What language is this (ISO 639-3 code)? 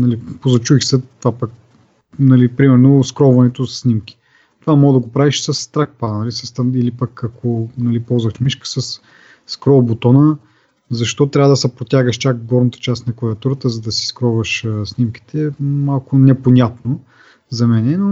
bul